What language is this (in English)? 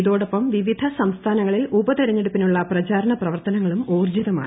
Malayalam